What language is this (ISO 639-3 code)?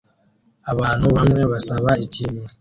kin